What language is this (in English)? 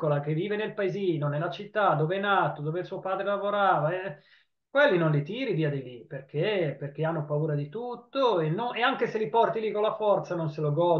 Italian